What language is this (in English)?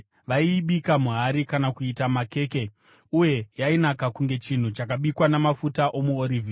Shona